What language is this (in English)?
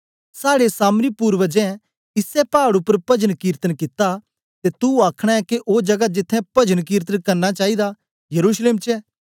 Dogri